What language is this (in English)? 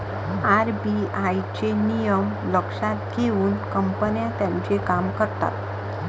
Marathi